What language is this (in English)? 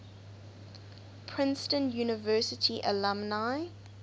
English